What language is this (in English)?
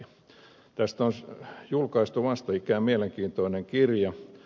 Finnish